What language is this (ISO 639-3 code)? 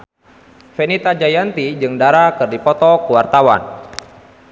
sun